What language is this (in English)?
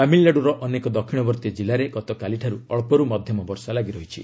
Odia